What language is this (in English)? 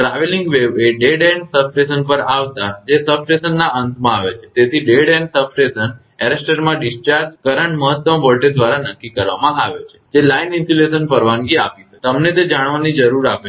Gujarati